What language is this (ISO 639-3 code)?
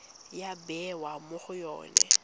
tsn